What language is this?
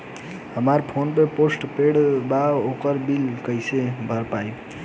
Bhojpuri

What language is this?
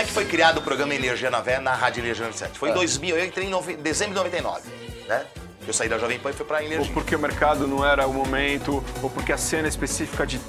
Portuguese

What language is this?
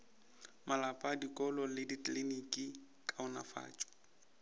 Northern Sotho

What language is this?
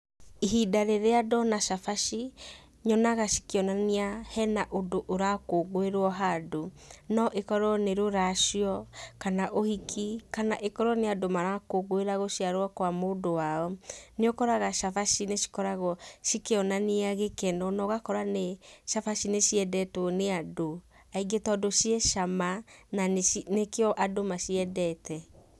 Kikuyu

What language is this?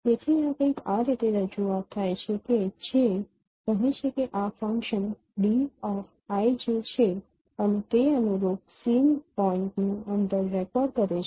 Gujarati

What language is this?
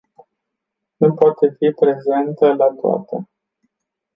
Romanian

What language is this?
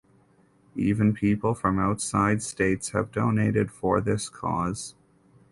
English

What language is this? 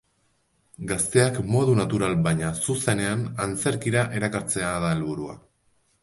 Basque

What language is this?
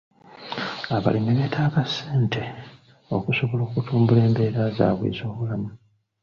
Ganda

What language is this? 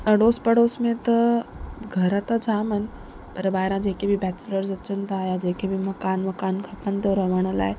Sindhi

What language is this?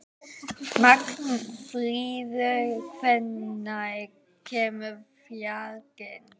Icelandic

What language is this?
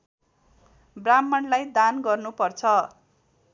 Nepali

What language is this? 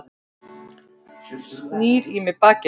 Icelandic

